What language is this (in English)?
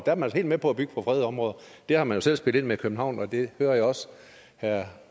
Danish